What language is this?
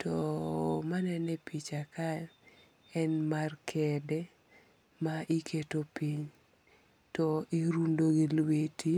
Luo (Kenya and Tanzania)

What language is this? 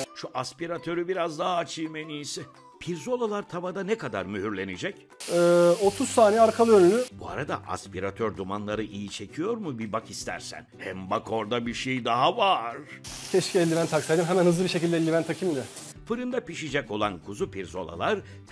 Turkish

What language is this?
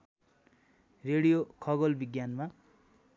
Nepali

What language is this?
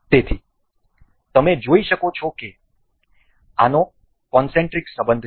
Gujarati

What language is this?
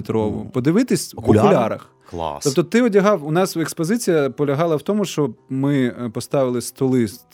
Ukrainian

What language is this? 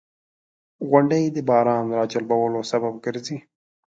Pashto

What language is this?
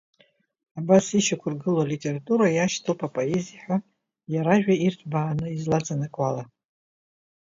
Abkhazian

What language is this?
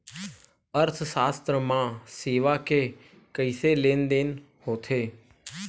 Chhattisgarhi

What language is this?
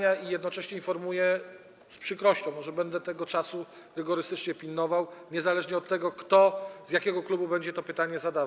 Polish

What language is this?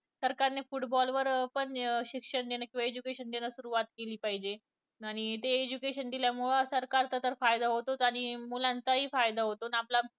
Marathi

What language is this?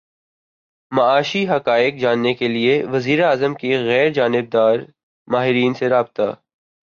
Urdu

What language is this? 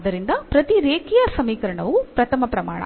Kannada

